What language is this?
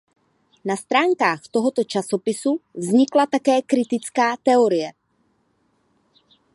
Czech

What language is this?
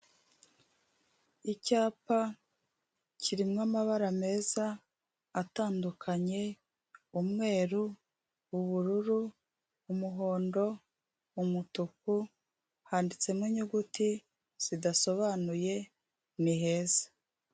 Kinyarwanda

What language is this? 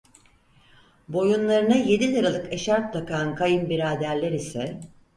Turkish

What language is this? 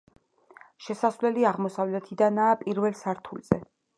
Georgian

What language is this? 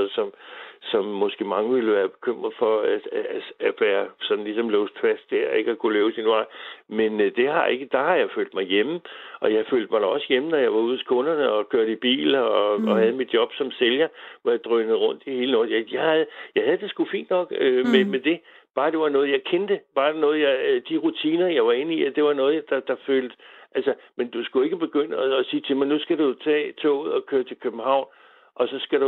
Danish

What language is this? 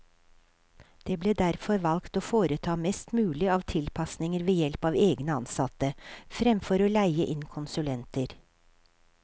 Norwegian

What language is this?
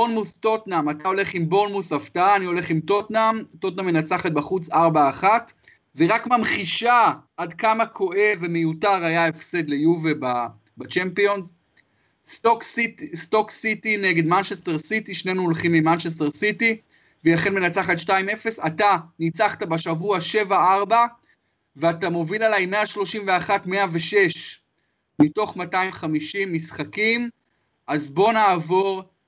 Hebrew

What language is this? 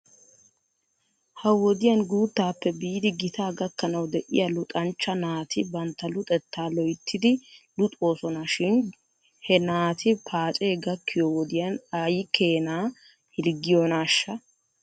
Wolaytta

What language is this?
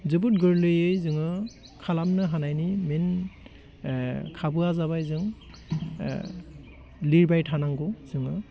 Bodo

